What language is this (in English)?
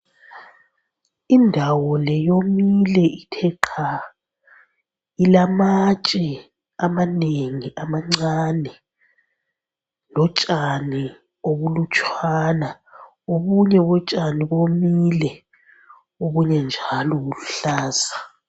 North Ndebele